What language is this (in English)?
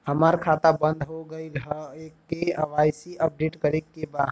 Bhojpuri